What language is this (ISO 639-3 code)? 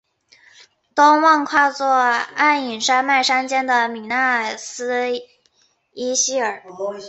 zho